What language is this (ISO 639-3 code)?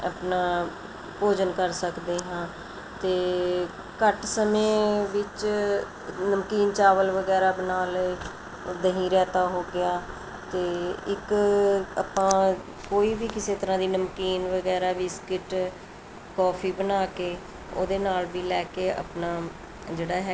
pan